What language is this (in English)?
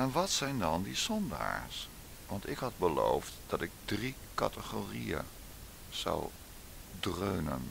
Dutch